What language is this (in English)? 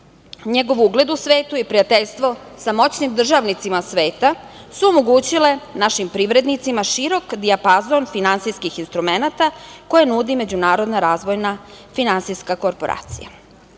Serbian